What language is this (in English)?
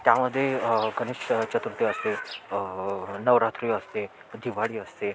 Marathi